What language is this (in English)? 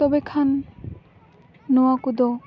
Santali